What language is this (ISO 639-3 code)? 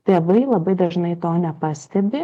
lit